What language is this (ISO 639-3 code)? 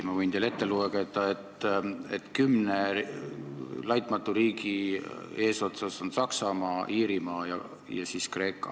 est